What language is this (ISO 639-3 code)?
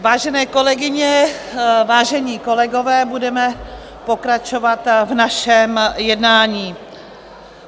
ces